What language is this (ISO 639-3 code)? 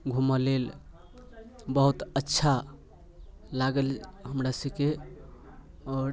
mai